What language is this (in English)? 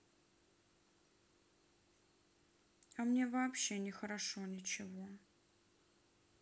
Russian